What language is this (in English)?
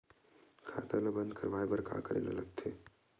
Chhattisgarhi